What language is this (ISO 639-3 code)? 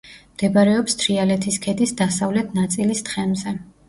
kat